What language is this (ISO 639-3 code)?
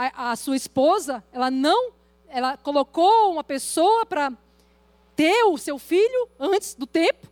por